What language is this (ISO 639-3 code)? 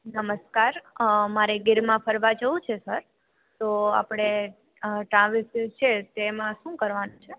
guj